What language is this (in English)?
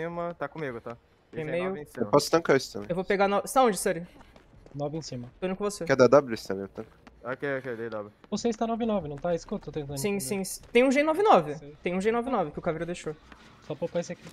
Portuguese